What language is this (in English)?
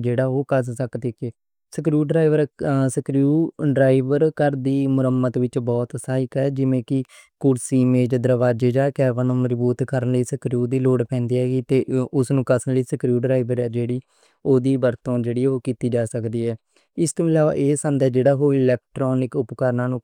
Western Panjabi